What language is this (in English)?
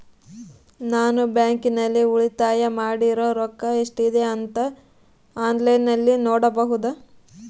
Kannada